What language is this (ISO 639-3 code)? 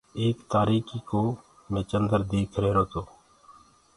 ggg